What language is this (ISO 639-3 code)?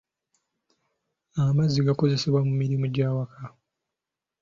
lug